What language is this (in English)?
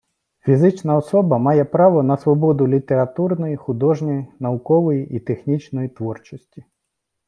Ukrainian